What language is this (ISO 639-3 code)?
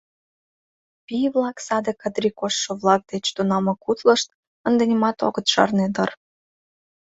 chm